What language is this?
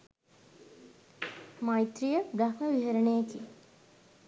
Sinhala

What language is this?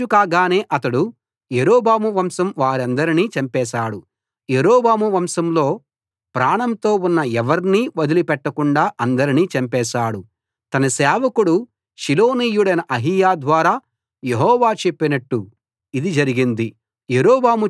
Telugu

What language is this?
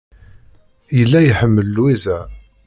Kabyle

